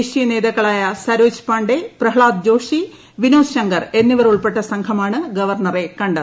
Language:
Malayalam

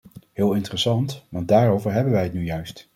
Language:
Dutch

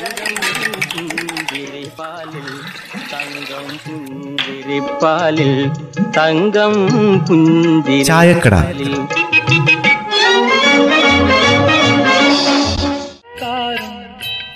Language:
Malayalam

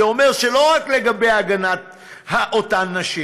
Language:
Hebrew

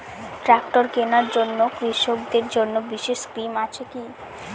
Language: Bangla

